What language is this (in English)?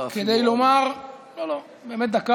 Hebrew